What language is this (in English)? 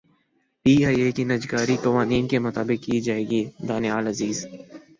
Urdu